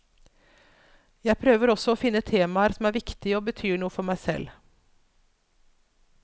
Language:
Norwegian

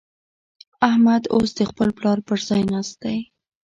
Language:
Pashto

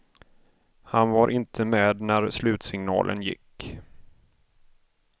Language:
Swedish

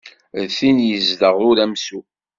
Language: Kabyle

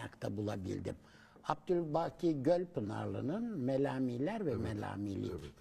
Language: Turkish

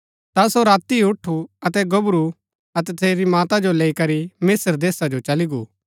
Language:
Gaddi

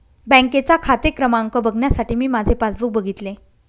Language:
Marathi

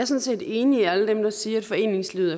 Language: Danish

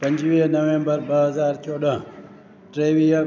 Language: Sindhi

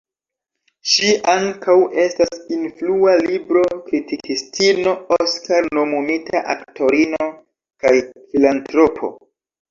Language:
Esperanto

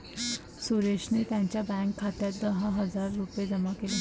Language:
Marathi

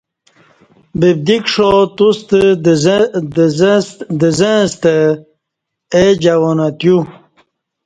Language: Kati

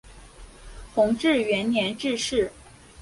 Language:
Chinese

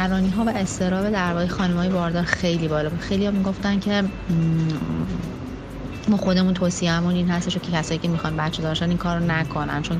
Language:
Persian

